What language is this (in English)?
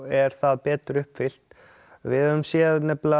Icelandic